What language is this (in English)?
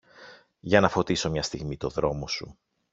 Greek